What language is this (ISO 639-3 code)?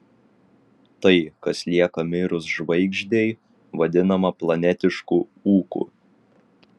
lit